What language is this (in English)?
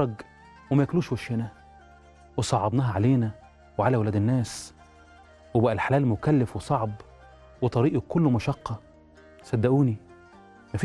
Arabic